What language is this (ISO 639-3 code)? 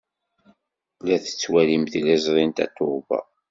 kab